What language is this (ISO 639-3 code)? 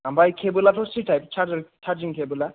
brx